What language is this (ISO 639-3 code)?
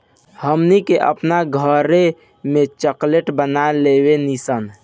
bho